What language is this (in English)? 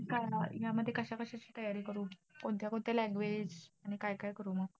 Marathi